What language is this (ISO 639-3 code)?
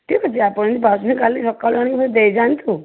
ori